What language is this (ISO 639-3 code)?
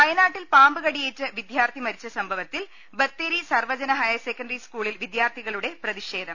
mal